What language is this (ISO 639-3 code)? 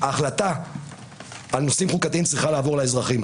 heb